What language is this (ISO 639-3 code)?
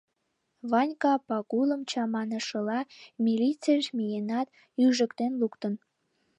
chm